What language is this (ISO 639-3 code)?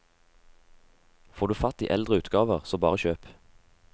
nor